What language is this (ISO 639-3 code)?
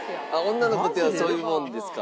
jpn